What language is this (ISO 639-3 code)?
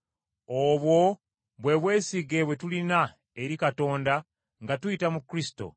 lug